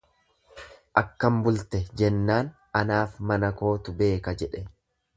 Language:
Oromo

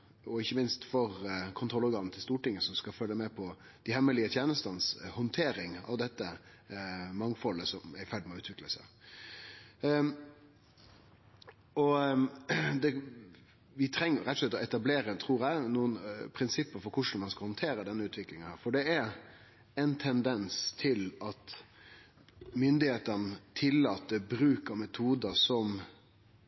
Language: Norwegian Nynorsk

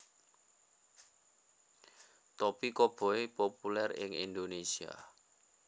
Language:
Javanese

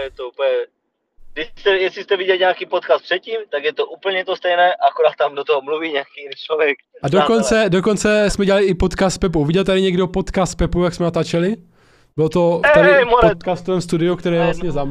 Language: Czech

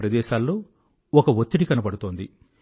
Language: Telugu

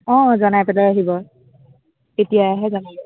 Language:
Assamese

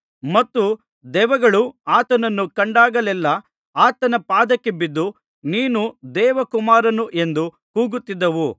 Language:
Kannada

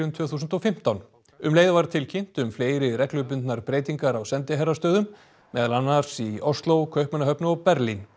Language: Icelandic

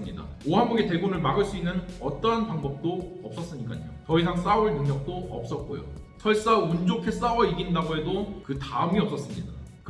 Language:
Korean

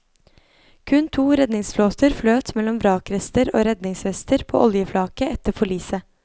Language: Norwegian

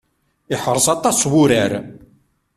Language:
Kabyle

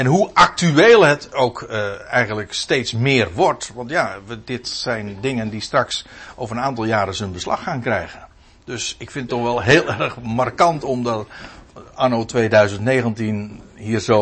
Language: Dutch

